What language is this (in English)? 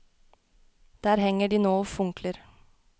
Norwegian